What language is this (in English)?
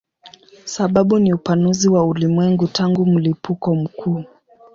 Swahili